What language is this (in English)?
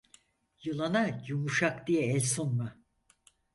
Turkish